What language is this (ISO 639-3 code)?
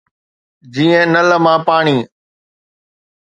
snd